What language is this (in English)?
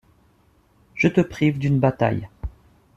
French